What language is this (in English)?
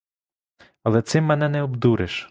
Ukrainian